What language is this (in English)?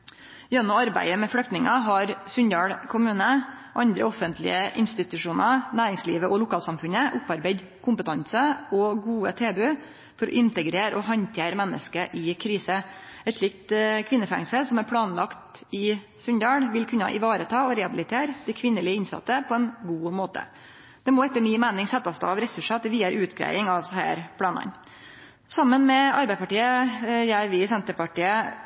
Norwegian Nynorsk